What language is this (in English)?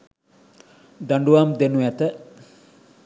Sinhala